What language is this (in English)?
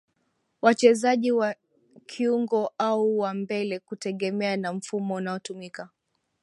Swahili